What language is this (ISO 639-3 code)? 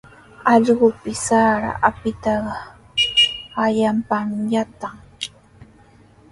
qws